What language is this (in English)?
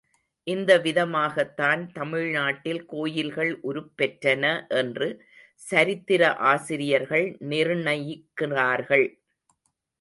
Tamil